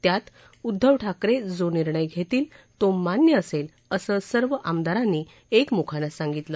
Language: Marathi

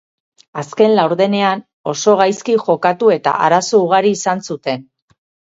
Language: Basque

